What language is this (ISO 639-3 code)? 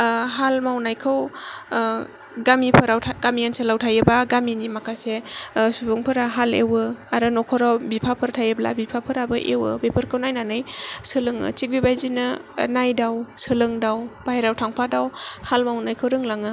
brx